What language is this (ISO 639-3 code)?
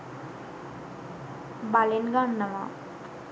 sin